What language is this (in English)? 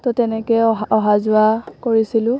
Assamese